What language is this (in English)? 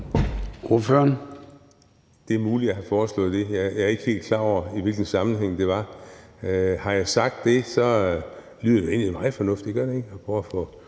Danish